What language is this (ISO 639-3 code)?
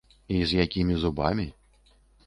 bel